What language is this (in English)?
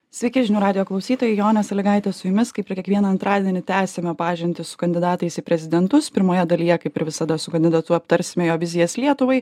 Lithuanian